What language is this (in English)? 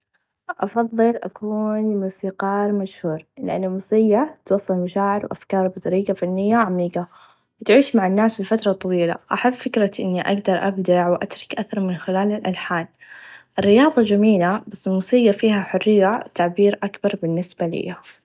Najdi Arabic